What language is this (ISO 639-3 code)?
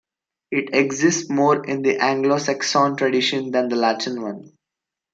eng